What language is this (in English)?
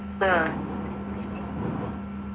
Malayalam